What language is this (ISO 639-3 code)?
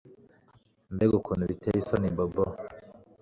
kin